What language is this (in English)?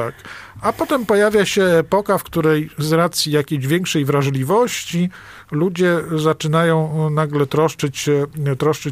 Polish